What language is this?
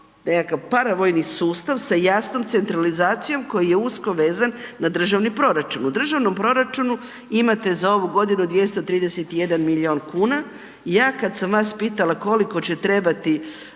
Croatian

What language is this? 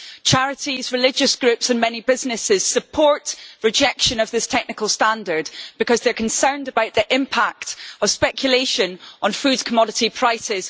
English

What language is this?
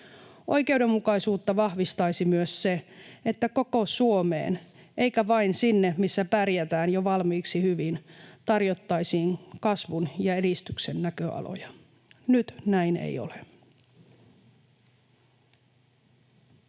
Finnish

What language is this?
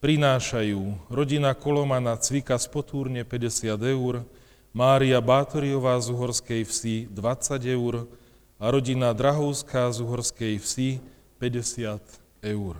Slovak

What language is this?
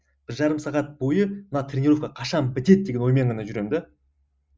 Kazakh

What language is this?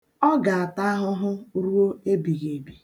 Igbo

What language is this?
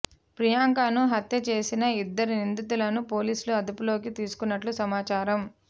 Telugu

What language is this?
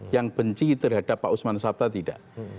Indonesian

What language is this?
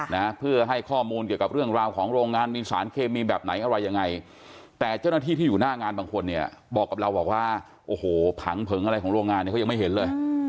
Thai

